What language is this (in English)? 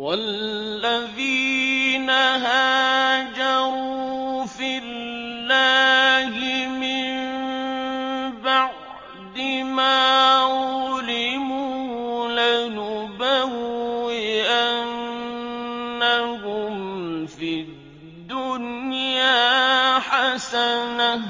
Arabic